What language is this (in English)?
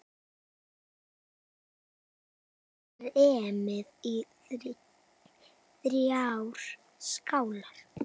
Icelandic